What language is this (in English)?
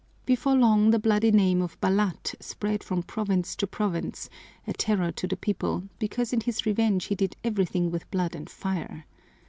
English